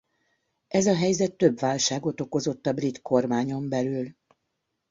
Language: Hungarian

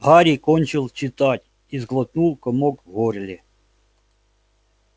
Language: Russian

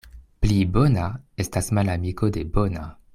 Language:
Esperanto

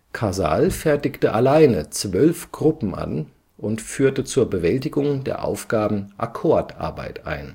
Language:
German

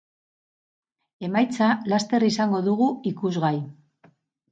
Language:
Basque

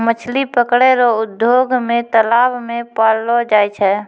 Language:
Maithili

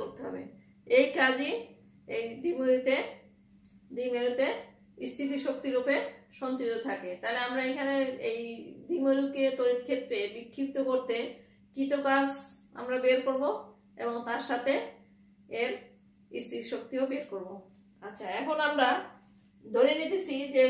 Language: Hindi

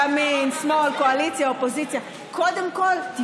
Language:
Hebrew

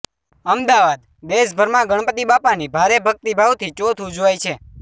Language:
Gujarati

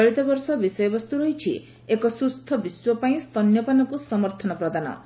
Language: Odia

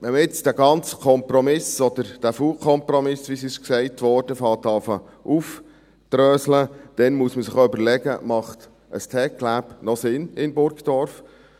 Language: Swiss German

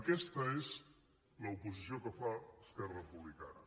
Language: Catalan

